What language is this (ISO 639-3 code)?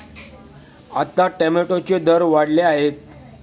mar